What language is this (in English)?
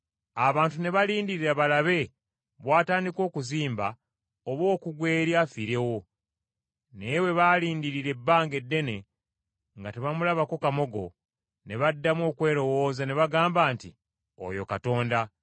Ganda